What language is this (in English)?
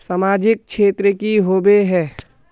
Magahi